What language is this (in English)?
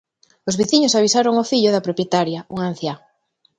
Galician